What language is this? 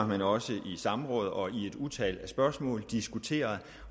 Danish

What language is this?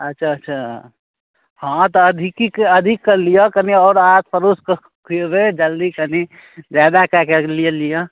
Maithili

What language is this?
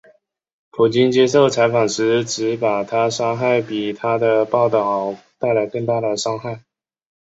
Chinese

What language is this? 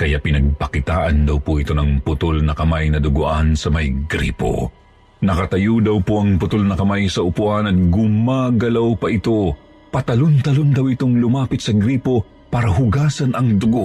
Filipino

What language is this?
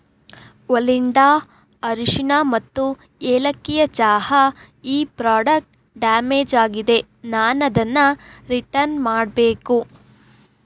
Kannada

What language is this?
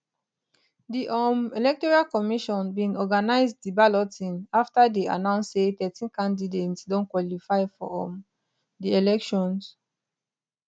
Nigerian Pidgin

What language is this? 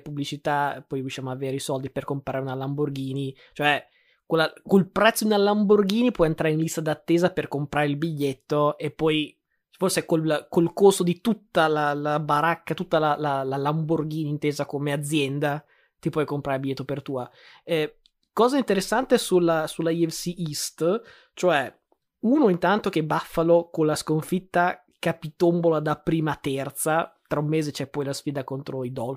Italian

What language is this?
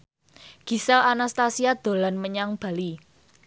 Javanese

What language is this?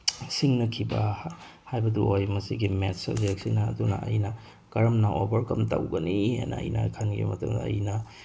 Manipuri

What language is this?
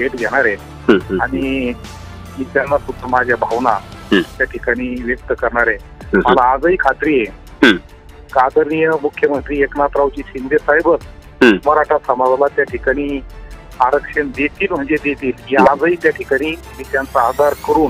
Romanian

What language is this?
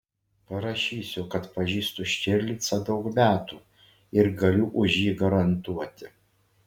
Lithuanian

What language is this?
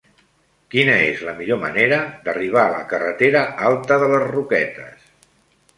Catalan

